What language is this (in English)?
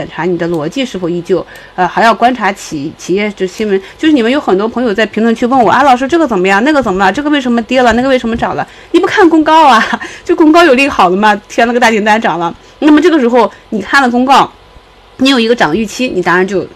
Chinese